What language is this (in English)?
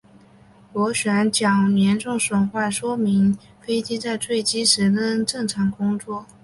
Chinese